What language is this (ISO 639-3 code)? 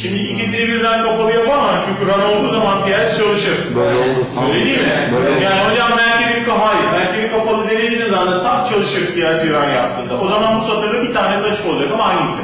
tur